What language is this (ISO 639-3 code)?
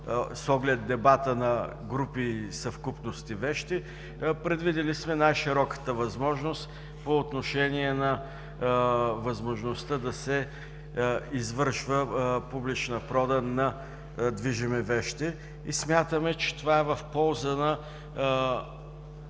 bul